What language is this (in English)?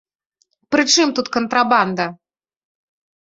Belarusian